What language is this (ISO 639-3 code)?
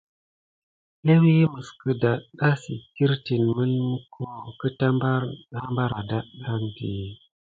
gid